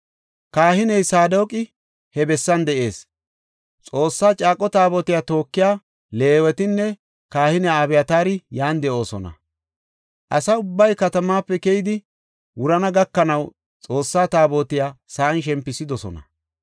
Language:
Gofa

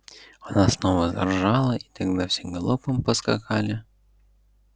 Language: Russian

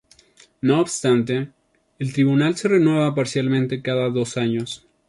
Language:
Spanish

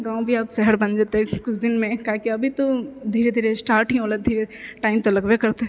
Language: Maithili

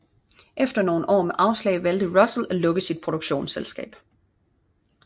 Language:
Danish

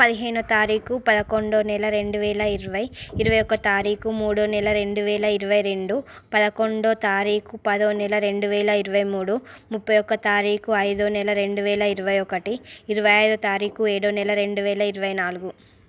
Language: Telugu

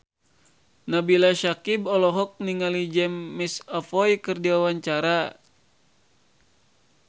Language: Sundanese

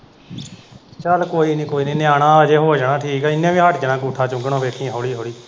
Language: Punjabi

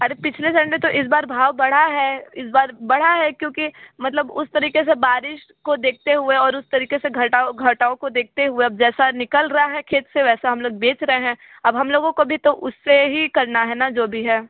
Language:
Hindi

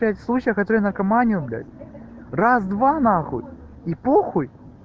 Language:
Russian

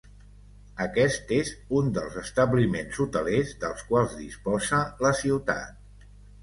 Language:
Catalan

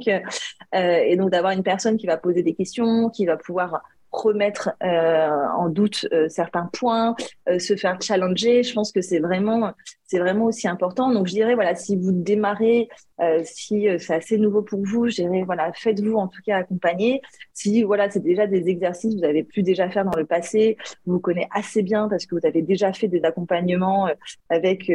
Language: French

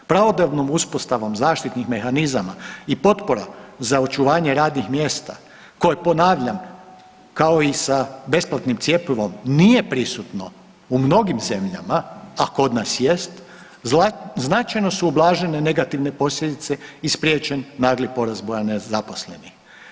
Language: Croatian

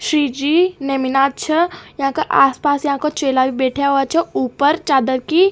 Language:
Rajasthani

